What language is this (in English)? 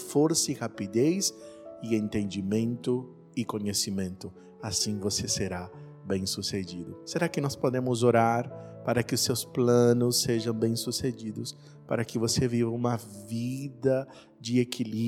Portuguese